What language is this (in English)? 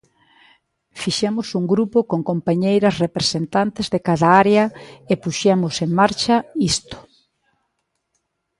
Galician